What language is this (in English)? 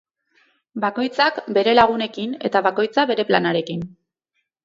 Basque